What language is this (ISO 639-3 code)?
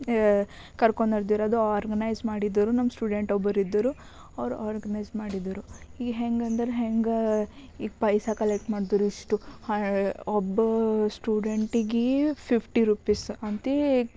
kan